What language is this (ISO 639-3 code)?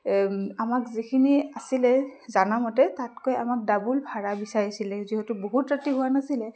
asm